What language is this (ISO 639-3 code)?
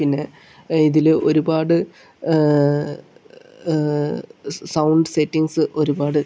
mal